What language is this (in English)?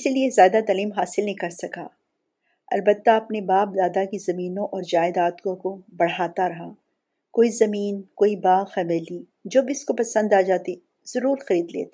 Urdu